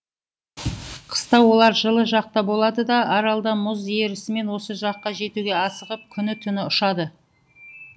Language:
Kazakh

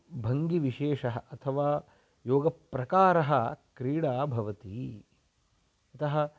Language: Sanskrit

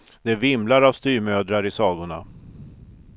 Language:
Swedish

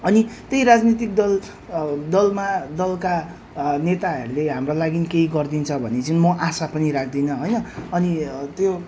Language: Nepali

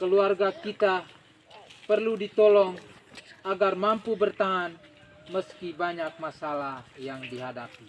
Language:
Indonesian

